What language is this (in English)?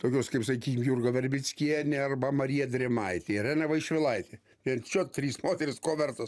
Lithuanian